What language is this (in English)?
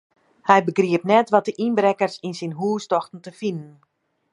Western Frisian